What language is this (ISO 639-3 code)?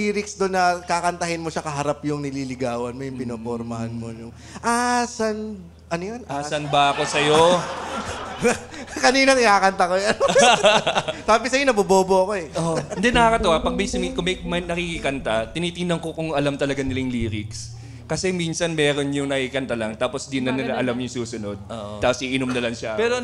fil